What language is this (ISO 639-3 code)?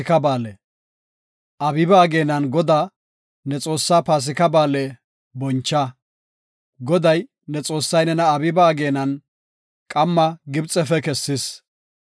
gof